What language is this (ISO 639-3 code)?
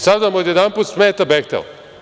srp